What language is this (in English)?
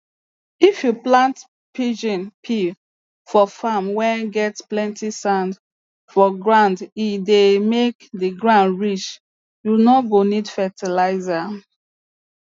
Nigerian Pidgin